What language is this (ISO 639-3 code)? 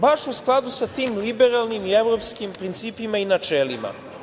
srp